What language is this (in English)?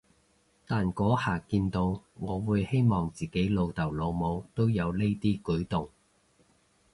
Cantonese